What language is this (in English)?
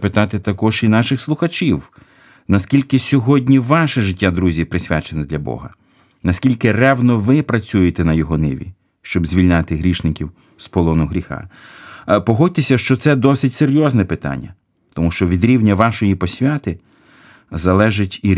Ukrainian